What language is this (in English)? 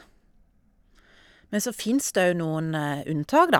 Norwegian